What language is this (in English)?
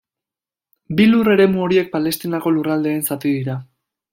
Basque